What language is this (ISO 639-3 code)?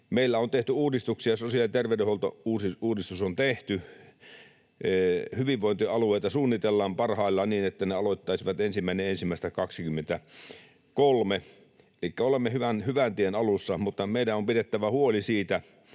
fin